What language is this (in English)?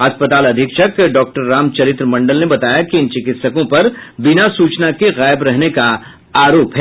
Hindi